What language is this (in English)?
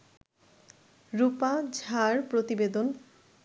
Bangla